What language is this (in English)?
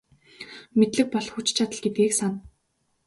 Mongolian